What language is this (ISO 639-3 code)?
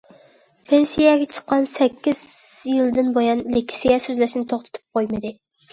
uig